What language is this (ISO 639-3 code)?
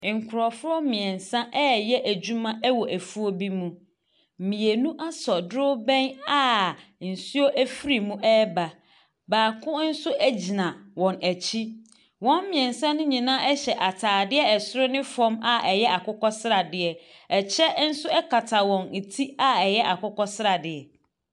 aka